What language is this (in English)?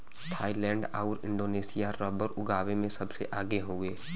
Bhojpuri